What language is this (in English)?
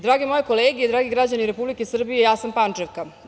Serbian